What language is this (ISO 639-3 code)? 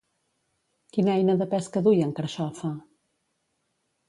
cat